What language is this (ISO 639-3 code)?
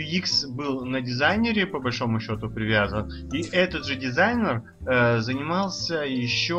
rus